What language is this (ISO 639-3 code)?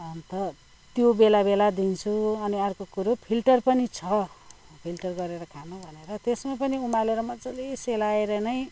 nep